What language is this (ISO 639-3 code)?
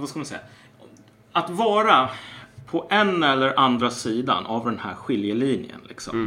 swe